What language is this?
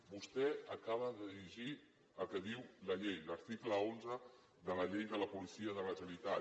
Catalan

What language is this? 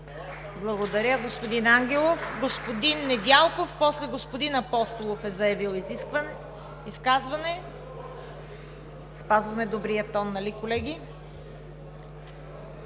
Bulgarian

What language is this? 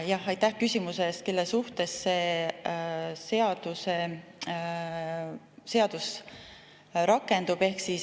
Estonian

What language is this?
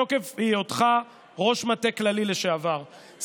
Hebrew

